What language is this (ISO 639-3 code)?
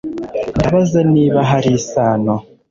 kin